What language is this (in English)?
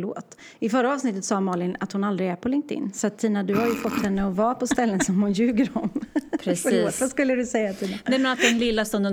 Swedish